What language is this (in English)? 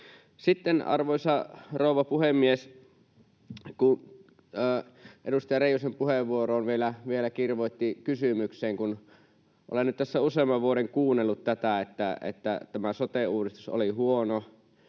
Finnish